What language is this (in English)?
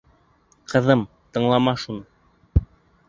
Bashkir